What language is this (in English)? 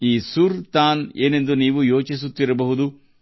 Kannada